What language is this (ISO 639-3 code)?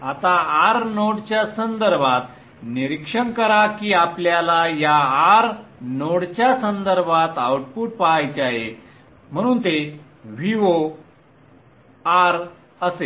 mar